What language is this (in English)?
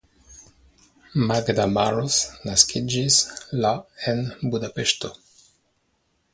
Esperanto